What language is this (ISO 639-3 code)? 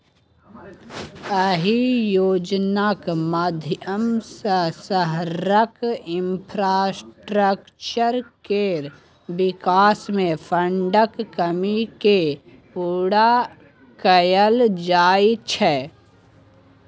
mai